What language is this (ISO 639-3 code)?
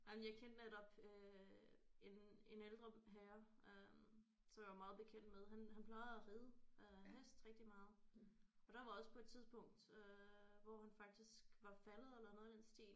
dan